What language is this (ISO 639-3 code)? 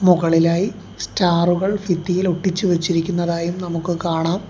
mal